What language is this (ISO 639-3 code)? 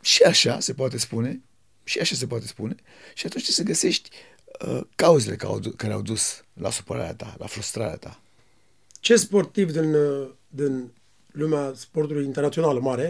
ron